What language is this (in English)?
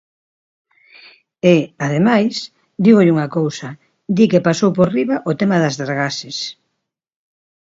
Galician